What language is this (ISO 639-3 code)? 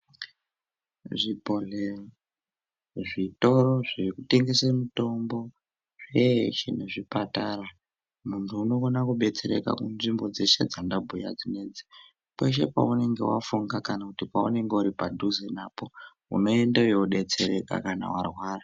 ndc